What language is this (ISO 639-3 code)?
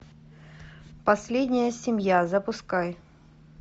rus